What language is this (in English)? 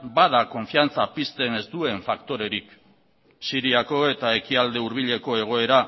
Basque